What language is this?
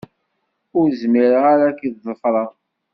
Kabyle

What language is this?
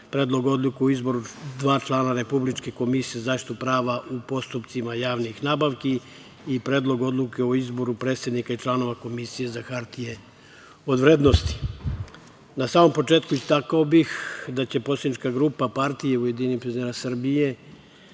Serbian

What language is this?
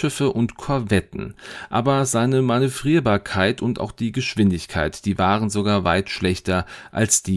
German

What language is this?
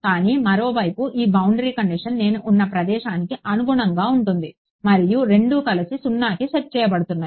Telugu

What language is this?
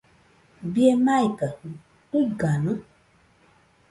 Nüpode Huitoto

